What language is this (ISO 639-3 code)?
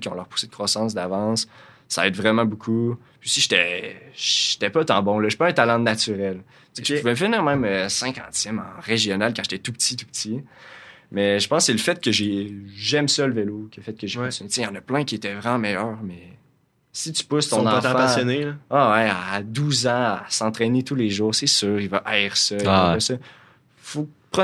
fra